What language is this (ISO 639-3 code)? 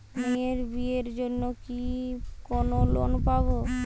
ben